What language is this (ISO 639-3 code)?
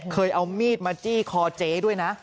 tha